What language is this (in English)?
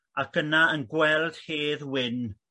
Welsh